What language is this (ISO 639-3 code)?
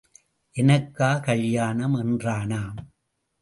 tam